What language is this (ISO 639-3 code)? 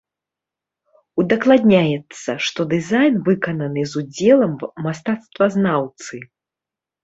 bel